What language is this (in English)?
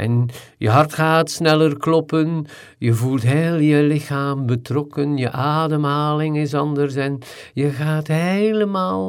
Dutch